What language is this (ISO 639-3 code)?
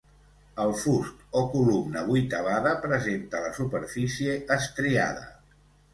cat